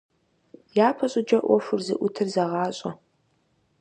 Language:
Kabardian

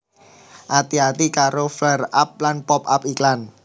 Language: Javanese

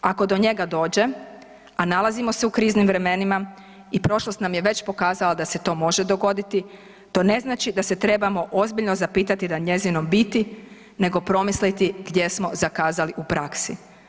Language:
Croatian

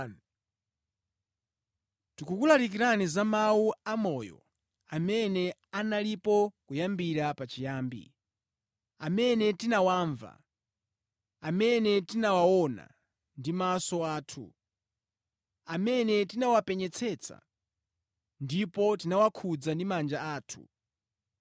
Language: Nyanja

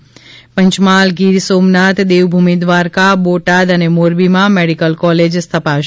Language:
Gujarati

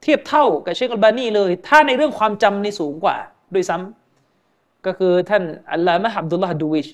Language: Thai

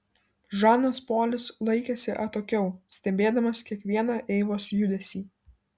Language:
Lithuanian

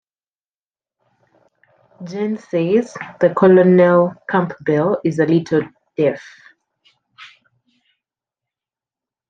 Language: English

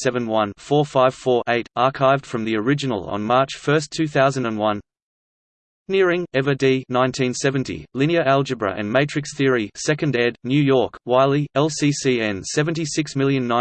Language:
English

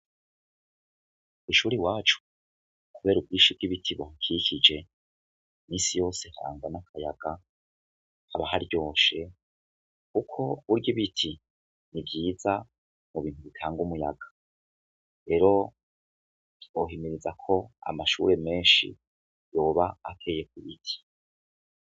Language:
Rundi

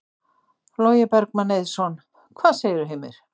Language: Icelandic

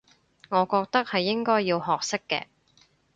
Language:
Cantonese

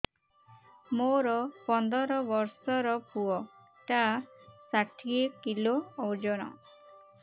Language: Odia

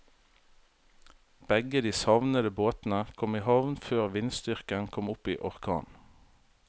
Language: Norwegian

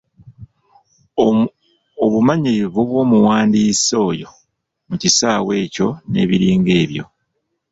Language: Ganda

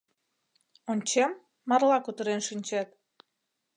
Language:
Mari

